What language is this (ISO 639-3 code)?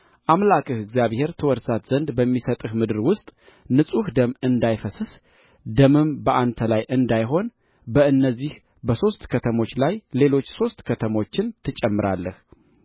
amh